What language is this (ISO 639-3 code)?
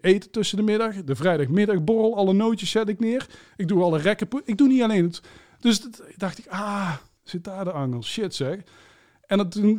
nld